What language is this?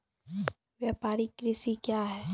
Maithili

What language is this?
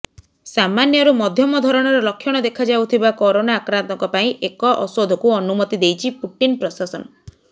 Odia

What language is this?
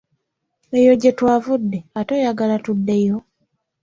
Ganda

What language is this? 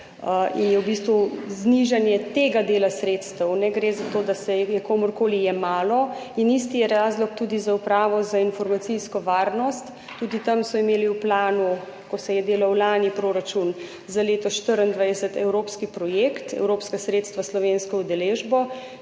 Slovenian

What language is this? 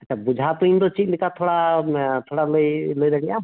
Santali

